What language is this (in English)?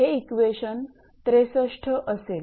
Marathi